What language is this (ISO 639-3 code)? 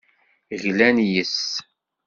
kab